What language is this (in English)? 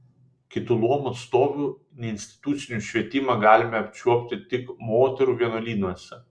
Lithuanian